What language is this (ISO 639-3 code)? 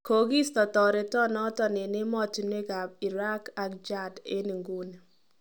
kln